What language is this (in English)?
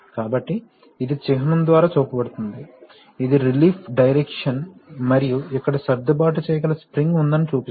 Telugu